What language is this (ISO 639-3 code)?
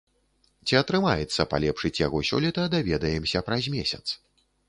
bel